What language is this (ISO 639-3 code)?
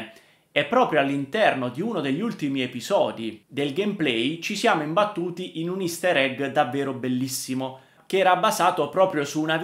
ita